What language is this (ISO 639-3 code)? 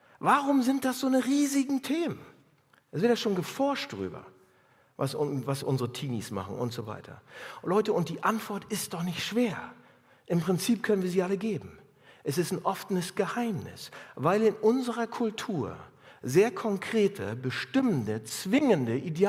deu